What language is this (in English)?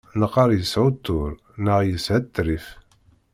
Kabyle